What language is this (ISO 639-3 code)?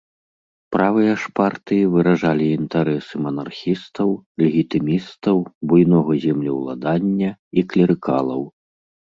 bel